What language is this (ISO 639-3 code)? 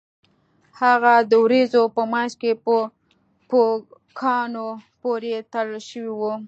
pus